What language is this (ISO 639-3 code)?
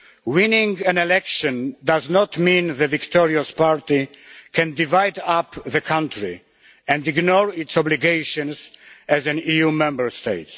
eng